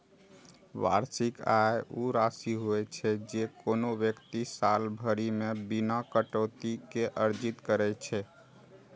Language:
Maithili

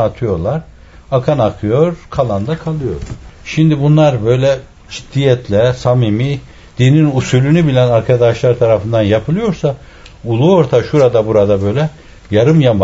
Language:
Turkish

